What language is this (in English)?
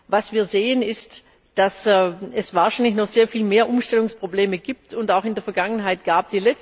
German